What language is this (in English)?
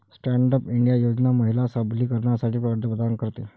Marathi